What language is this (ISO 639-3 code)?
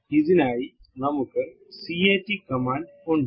mal